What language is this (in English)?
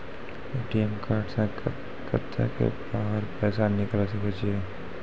Maithili